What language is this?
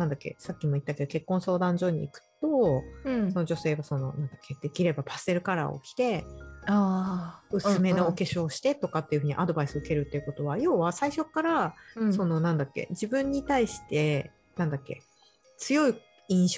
Japanese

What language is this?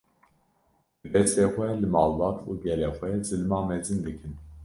Kurdish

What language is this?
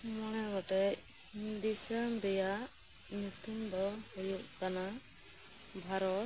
Santali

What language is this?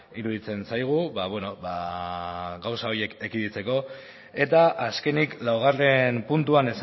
Basque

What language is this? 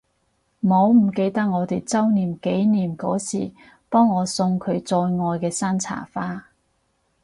Cantonese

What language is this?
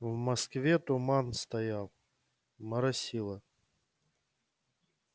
Russian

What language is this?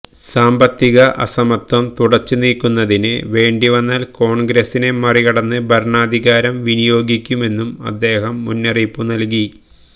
Malayalam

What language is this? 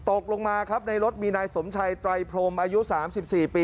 Thai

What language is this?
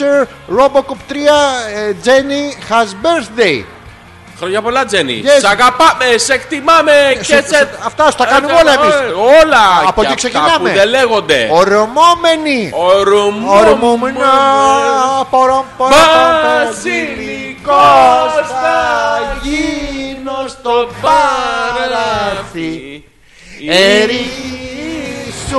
Greek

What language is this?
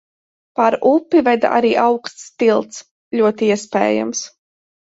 Latvian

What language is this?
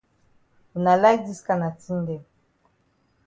Cameroon Pidgin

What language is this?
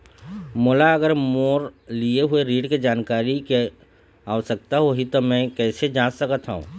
Chhattisgarhi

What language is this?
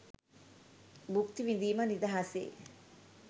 Sinhala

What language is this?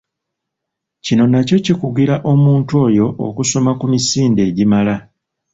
Ganda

